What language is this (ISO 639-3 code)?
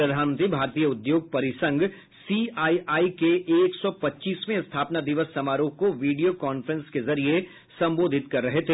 hin